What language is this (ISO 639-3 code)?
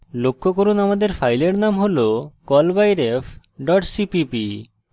ben